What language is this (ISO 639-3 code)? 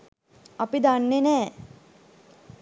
sin